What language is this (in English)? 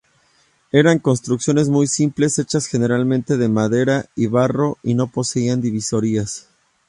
Spanish